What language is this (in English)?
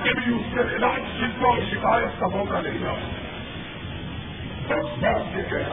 Urdu